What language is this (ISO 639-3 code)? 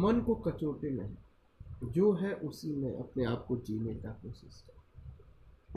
hin